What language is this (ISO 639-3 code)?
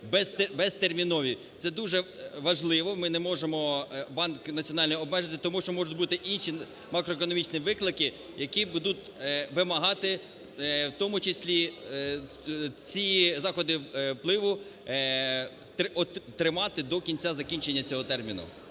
ukr